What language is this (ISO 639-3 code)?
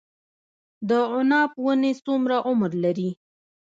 pus